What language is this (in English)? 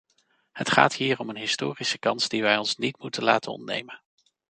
Dutch